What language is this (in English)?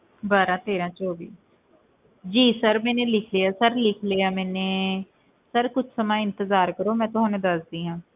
Punjabi